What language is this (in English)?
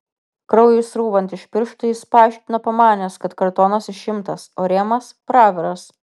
Lithuanian